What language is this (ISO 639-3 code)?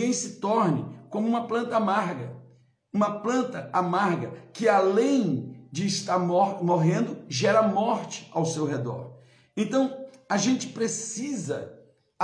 por